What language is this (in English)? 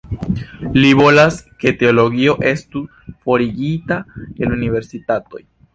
Esperanto